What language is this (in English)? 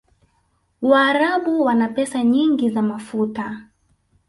Swahili